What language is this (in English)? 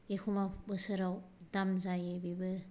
Bodo